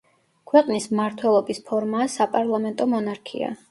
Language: Georgian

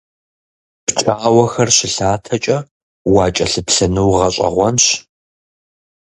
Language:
Kabardian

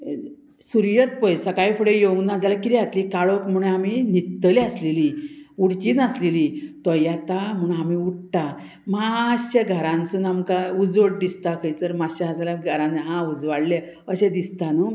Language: Konkani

